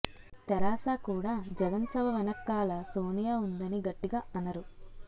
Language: Telugu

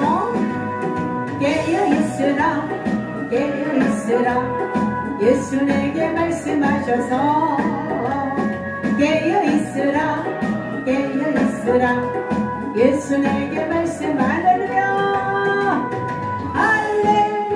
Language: Korean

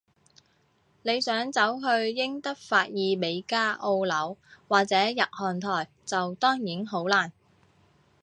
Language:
Cantonese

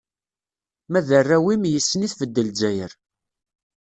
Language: Kabyle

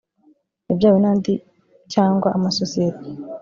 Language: Kinyarwanda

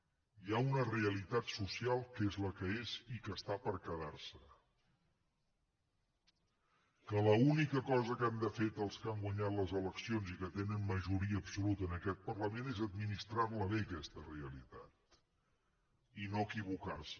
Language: Catalan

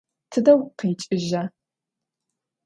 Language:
Adyghe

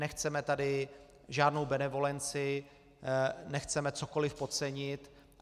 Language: Czech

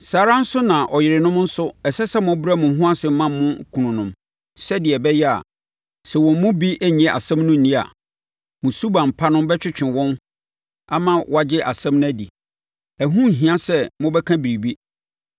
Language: Akan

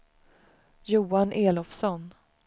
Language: Swedish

